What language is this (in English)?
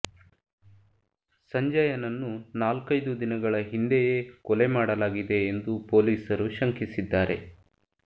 Kannada